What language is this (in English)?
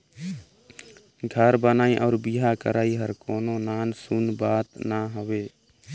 Chhattisgarhi